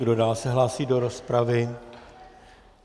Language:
Czech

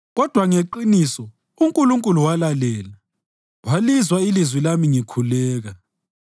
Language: North Ndebele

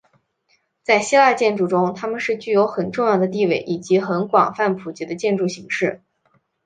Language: Chinese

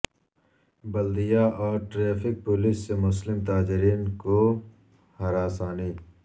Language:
Urdu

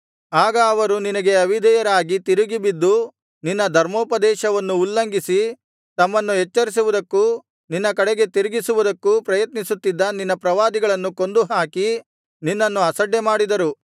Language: Kannada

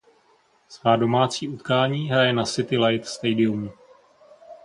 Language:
Czech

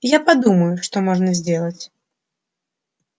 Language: Russian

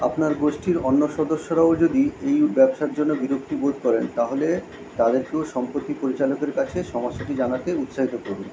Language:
Bangla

